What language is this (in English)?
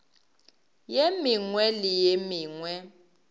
Northern Sotho